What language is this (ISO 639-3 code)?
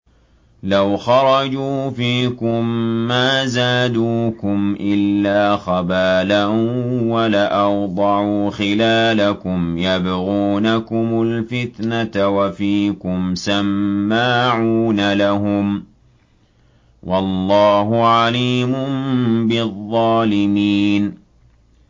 ara